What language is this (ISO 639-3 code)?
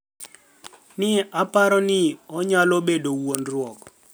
luo